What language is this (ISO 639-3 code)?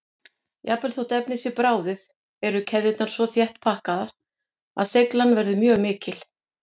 isl